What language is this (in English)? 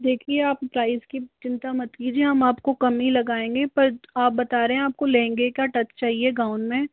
Hindi